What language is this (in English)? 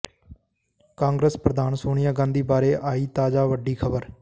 Punjabi